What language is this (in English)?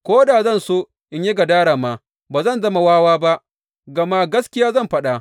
Hausa